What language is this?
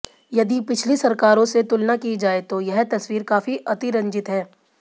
Hindi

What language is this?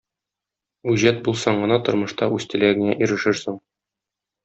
Tatar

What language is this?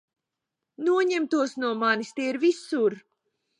Latvian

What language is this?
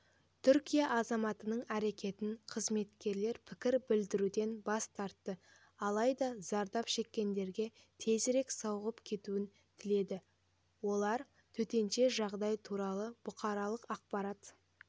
Kazakh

